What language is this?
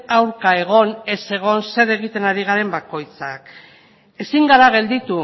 Basque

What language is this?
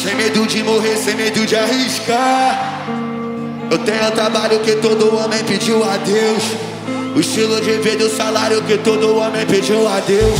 Romanian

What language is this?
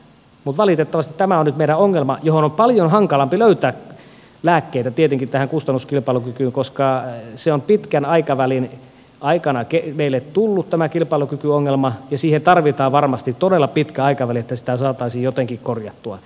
Finnish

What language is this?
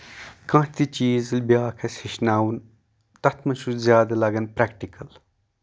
Kashmiri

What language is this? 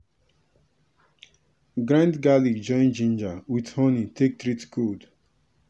Nigerian Pidgin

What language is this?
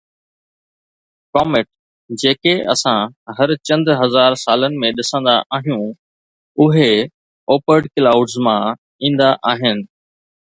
Sindhi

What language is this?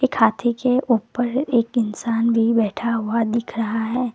Hindi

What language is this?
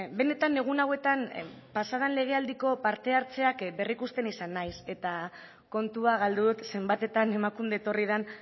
Basque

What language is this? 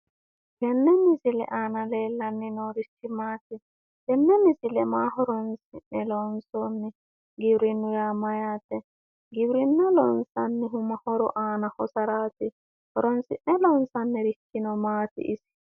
Sidamo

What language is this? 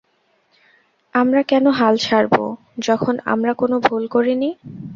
Bangla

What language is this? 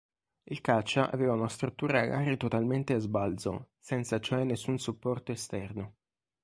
Italian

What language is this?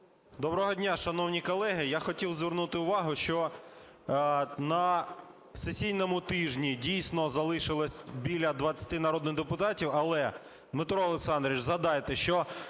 Ukrainian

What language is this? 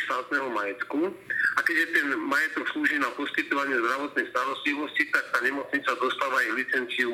Slovak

